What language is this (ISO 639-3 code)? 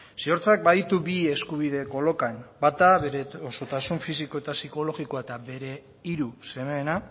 eus